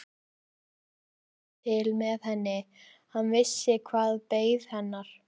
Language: Icelandic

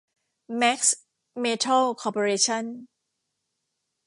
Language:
Thai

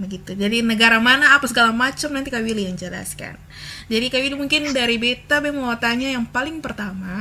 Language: Indonesian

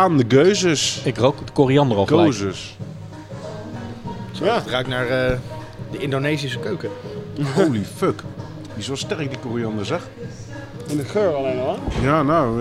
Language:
Dutch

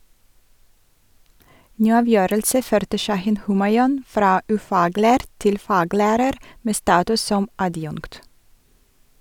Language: Norwegian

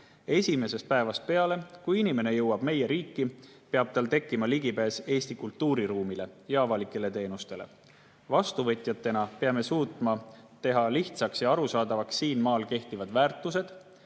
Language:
Estonian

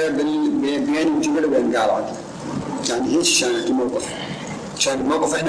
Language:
Arabic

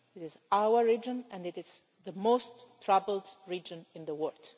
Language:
English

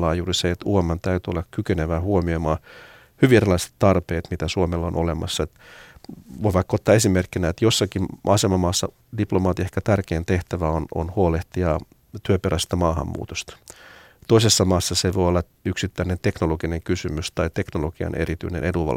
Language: Finnish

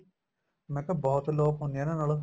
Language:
Punjabi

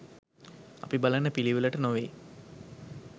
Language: Sinhala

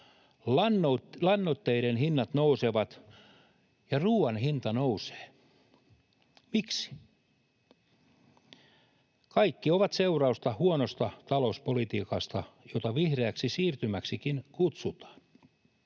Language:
Finnish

